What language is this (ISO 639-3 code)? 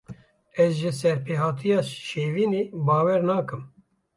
kur